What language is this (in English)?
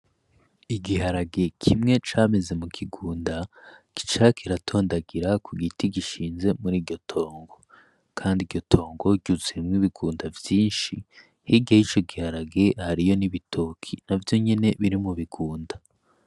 Rundi